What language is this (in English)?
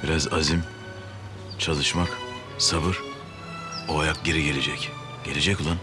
Turkish